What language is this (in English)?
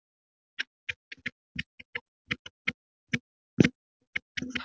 Icelandic